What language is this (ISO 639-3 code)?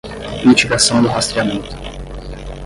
por